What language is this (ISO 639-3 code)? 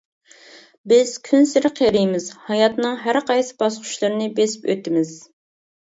uig